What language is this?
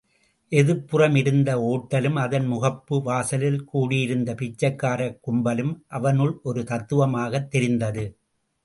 Tamil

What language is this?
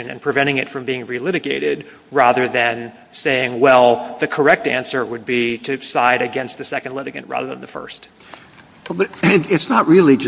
English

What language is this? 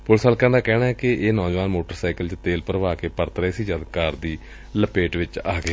Punjabi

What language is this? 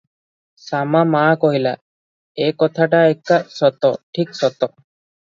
Odia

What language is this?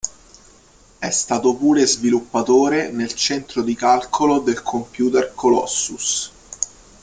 Italian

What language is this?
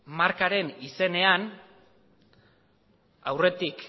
Basque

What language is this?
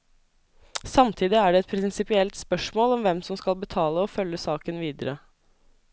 Norwegian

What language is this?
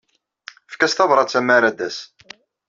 Kabyle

